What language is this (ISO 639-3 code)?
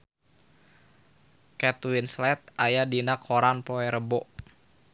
sun